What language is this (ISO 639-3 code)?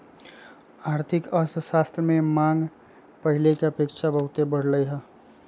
mag